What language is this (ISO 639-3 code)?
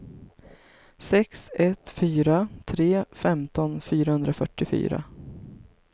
swe